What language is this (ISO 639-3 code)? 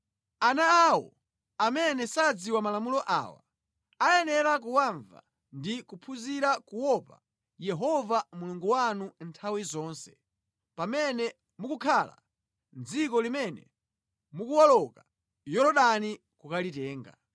nya